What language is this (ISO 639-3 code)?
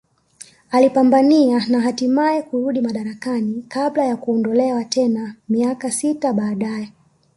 swa